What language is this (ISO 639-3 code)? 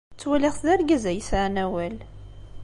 kab